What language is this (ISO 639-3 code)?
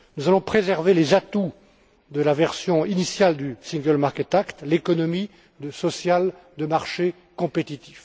fra